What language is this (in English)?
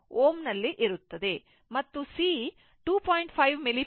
Kannada